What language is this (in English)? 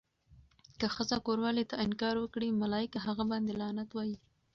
Pashto